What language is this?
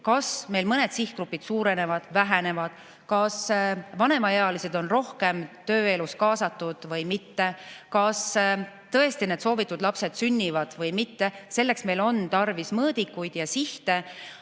Estonian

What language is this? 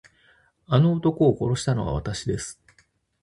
Japanese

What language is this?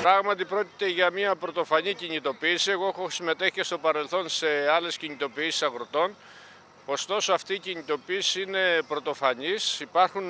Greek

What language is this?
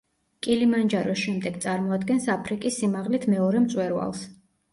Georgian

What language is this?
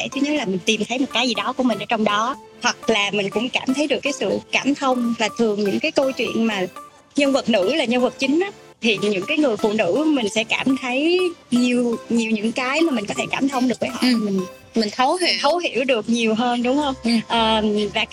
Vietnamese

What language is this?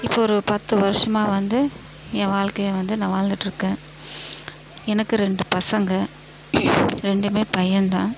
Tamil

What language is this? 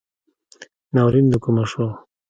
Pashto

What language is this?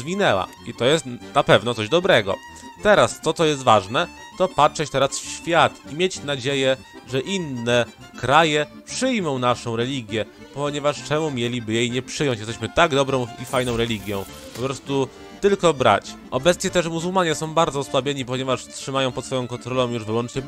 Polish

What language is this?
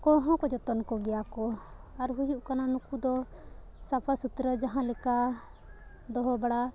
Santali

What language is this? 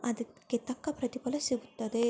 Kannada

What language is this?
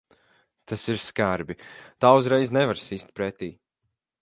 Latvian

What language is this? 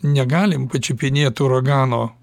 Lithuanian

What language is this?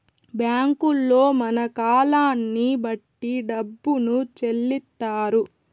Telugu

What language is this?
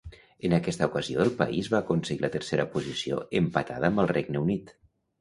Catalan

